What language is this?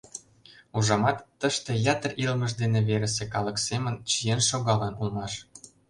Mari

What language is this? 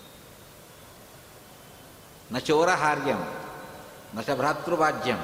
Kannada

